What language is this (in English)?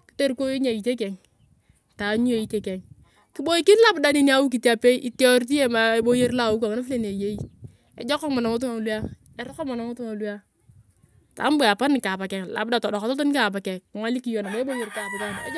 Turkana